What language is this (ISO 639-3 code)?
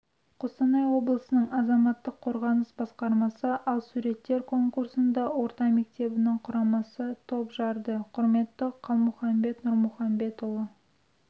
kaz